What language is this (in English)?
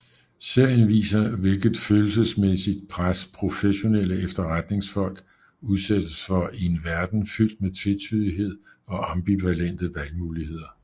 Danish